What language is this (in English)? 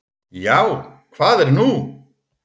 Icelandic